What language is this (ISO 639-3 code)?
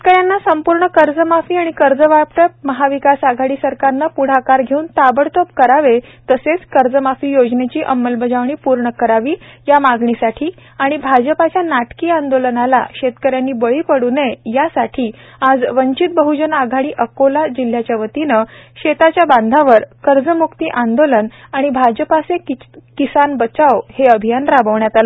mar